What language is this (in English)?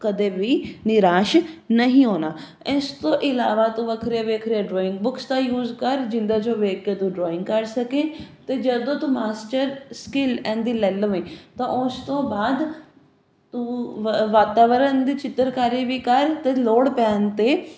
Punjabi